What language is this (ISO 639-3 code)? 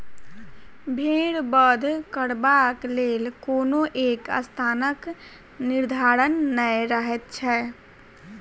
mai